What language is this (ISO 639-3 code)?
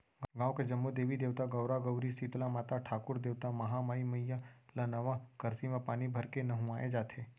hne